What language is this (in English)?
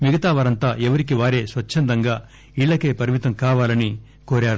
Telugu